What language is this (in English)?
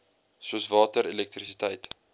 Afrikaans